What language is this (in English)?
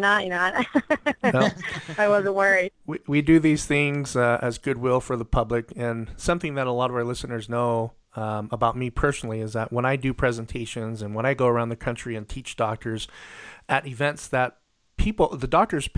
English